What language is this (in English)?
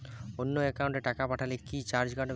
Bangla